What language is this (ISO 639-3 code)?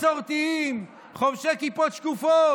heb